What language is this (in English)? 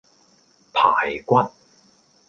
Cantonese